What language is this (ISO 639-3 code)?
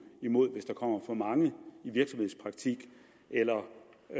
dan